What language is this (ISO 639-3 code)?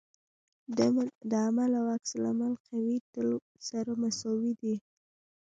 pus